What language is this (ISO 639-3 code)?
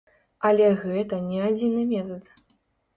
bel